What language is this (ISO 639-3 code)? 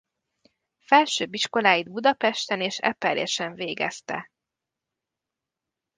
hun